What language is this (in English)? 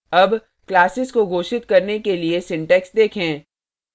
Hindi